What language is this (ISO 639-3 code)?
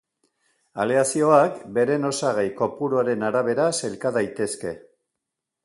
eus